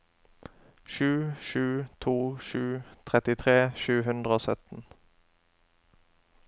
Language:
Norwegian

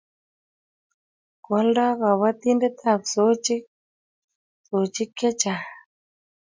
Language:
Kalenjin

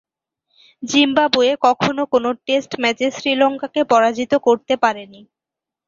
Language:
Bangla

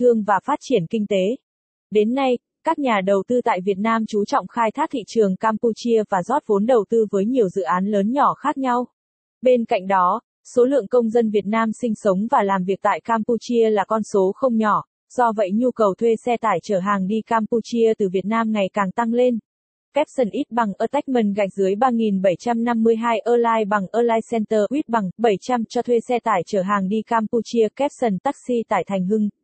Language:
Vietnamese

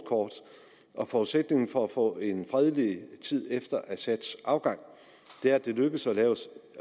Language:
Danish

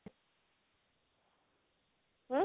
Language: Punjabi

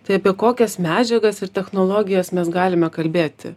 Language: Lithuanian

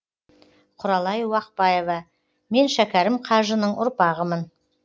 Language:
Kazakh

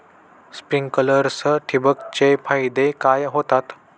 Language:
Marathi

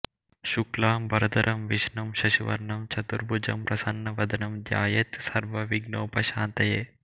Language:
Telugu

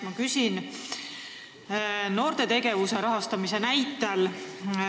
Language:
Estonian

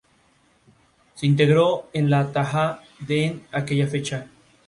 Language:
Spanish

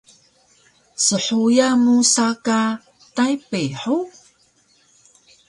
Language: Taroko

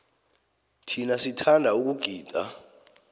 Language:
South Ndebele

